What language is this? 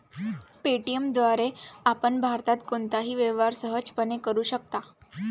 Marathi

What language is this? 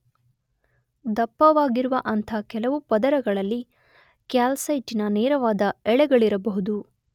Kannada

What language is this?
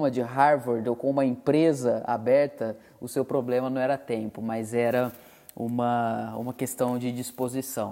Portuguese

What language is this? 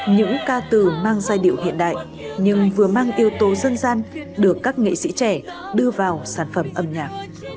Vietnamese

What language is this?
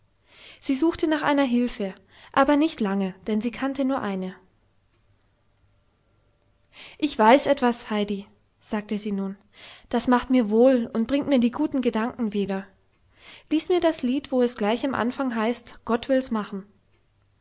German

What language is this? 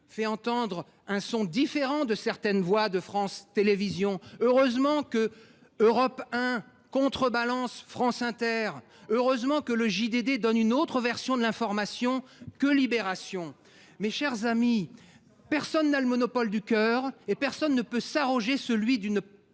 French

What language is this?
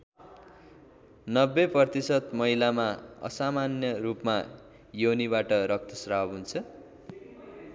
Nepali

